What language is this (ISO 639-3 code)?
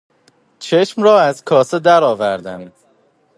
fas